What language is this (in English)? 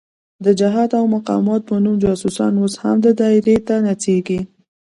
Pashto